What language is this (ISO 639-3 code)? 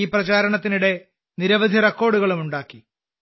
mal